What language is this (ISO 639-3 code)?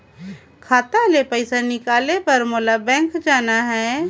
hne